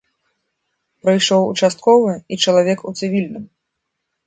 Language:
Belarusian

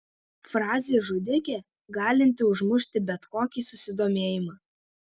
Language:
Lithuanian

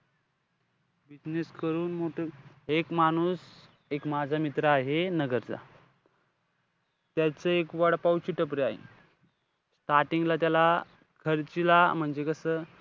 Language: Marathi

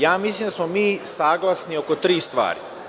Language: Serbian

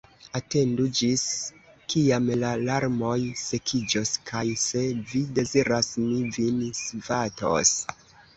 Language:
Esperanto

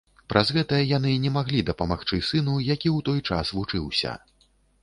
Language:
Belarusian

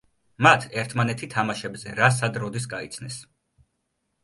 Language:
Georgian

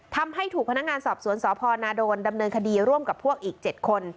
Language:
Thai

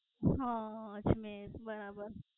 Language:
Gujarati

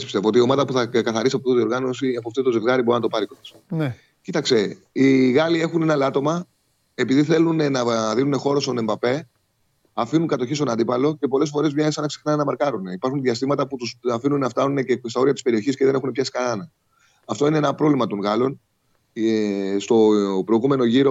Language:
Greek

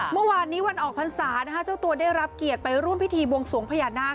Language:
Thai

